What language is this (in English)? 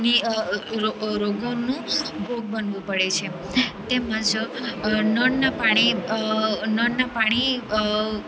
Gujarati